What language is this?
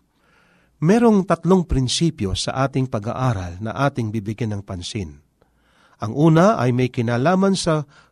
Filipino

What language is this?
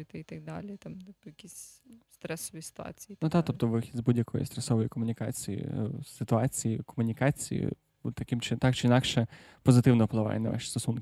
Ukrainian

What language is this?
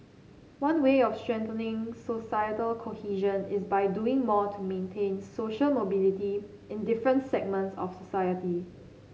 English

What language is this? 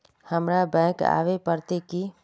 Magahi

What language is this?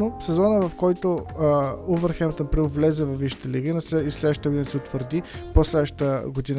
Bulgarian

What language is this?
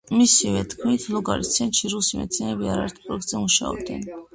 Georgian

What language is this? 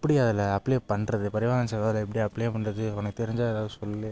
Tamil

